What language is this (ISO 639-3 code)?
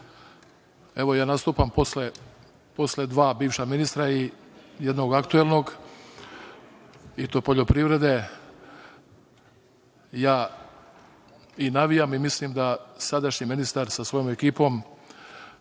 srp